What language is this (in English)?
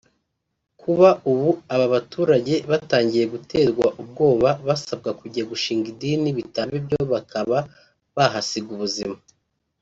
Kinyarwanda